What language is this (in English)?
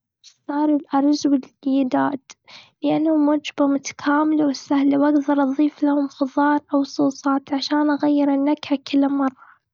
Gulf Arabic